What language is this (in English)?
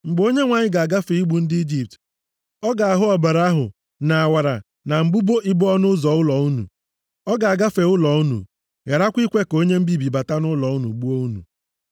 Igbo